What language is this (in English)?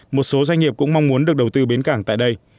Vietnamese